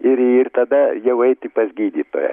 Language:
Lithuanian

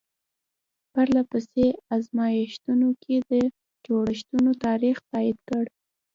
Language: Pashto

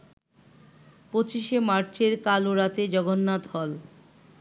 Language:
Bangla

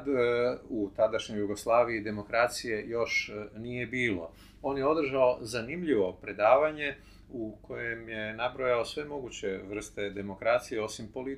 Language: Croatian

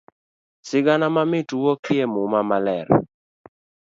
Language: Luo (Kenya and Tanzania)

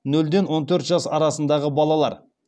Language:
Kazakh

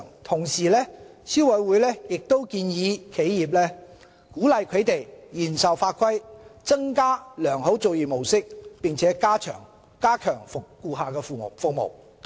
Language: Cantonese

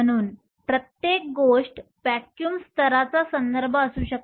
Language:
Marathi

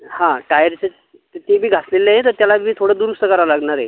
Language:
Marathi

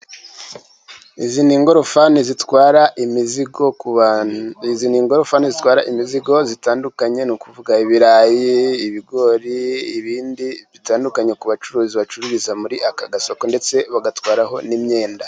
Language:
Kinyarwanda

